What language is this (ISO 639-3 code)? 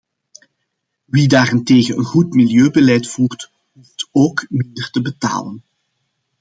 nld